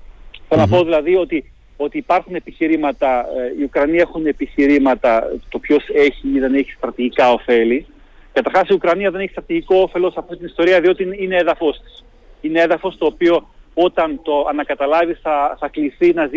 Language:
Greek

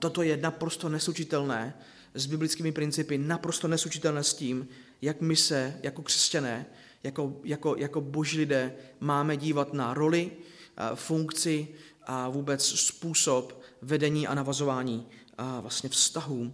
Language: Czech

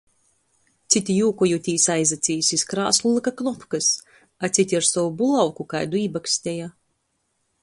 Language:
Latgalian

